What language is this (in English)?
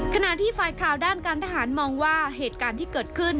Thai